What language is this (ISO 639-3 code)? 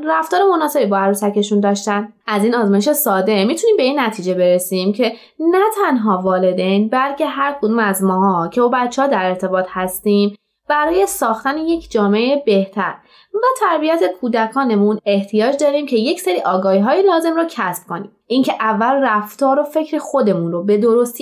fas